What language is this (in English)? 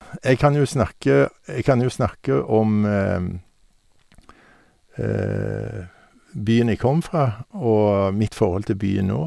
Norwegian